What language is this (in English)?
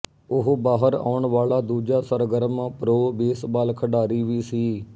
Punjabi